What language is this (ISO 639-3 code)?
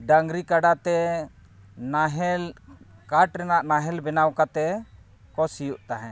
sat